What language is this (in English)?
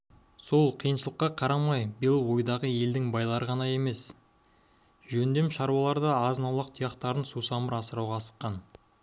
Kazakh